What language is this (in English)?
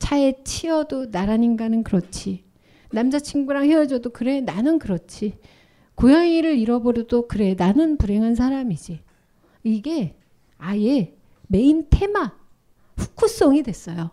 Korean